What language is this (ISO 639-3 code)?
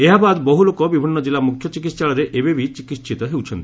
ori